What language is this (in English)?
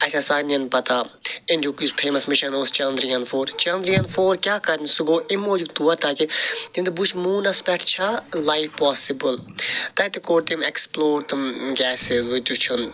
Kashmiri